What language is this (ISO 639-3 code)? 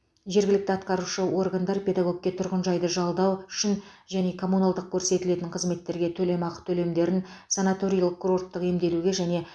kaz